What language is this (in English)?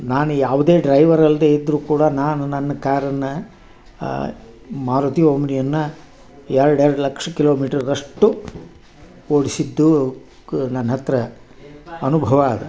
Kannada